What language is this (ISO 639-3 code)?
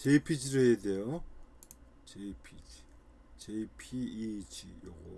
kor